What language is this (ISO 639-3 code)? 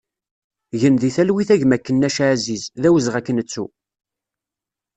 kab